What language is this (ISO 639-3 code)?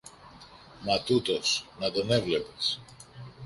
ell